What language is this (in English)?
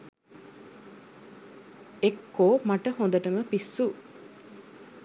Sinhala